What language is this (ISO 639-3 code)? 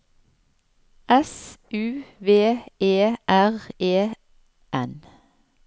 nor